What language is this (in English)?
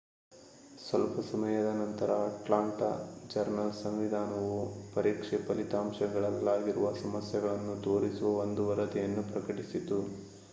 Kannada